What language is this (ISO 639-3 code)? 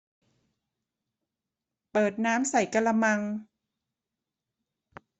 tha